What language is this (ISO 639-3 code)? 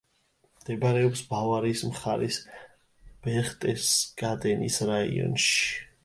kat